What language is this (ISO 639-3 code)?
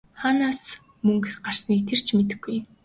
mon